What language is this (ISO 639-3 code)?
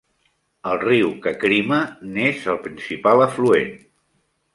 cat